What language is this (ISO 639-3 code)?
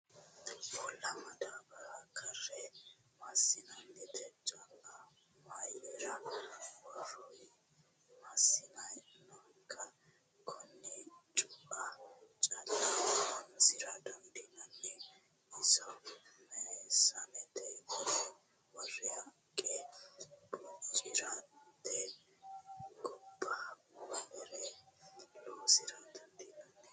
sid